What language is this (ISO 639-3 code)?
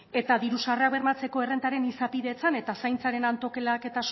eus